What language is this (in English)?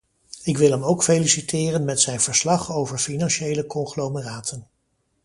Dutch